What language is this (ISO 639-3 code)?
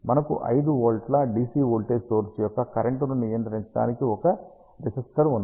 tel